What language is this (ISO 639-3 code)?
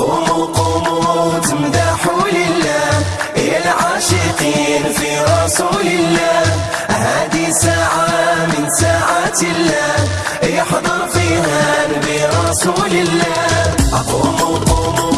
fra